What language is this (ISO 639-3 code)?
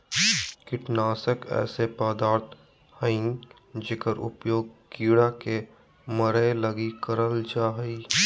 mag